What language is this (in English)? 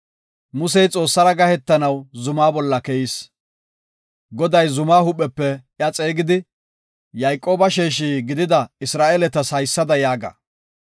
Gofa